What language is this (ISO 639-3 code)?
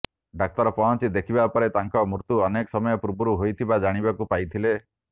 ori